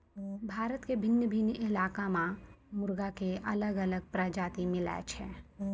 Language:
Maithili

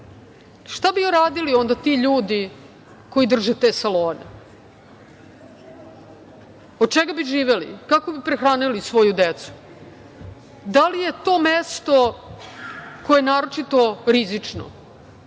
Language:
Serbian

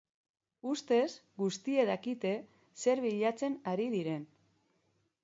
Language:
Basque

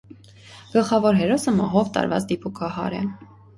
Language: Armenian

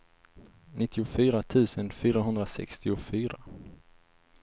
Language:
Swedish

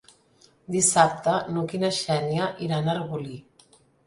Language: Catalan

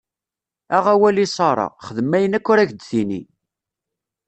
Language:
Kabyle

